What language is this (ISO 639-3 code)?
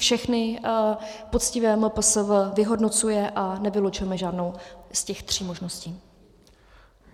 ces